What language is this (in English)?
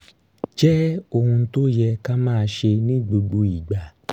Yoruba